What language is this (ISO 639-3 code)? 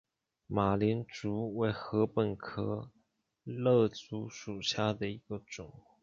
zho